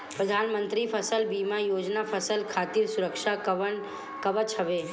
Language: Bhojpuri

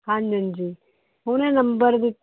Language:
Punjabi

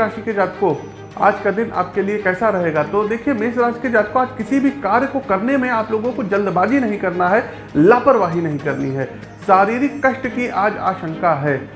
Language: Hindi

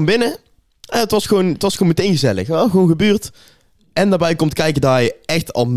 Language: Dutch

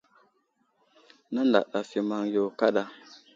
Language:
Wuzlam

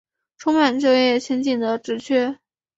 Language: Chinese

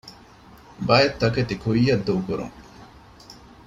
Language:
Divehi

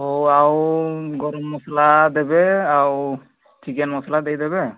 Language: Odia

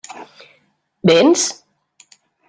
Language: Catalan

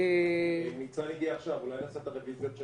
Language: Hebrew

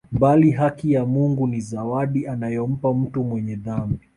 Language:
Swahili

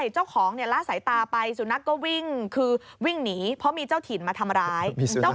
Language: Thai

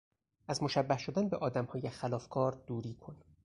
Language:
Persian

